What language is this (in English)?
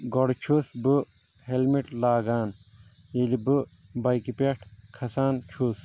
Kashmiri